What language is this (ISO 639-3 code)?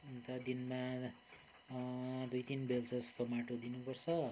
nep